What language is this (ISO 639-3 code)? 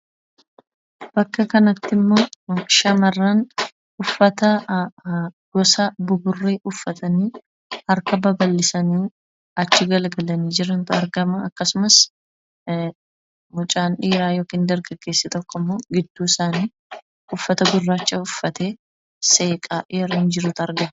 orm